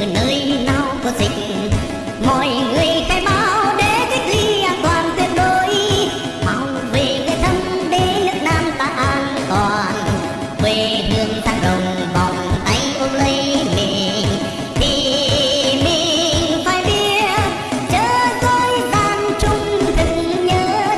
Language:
Vietnamese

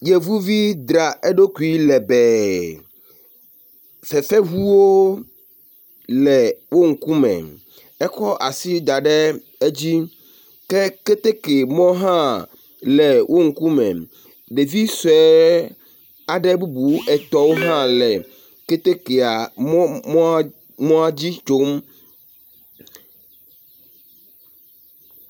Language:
Ewe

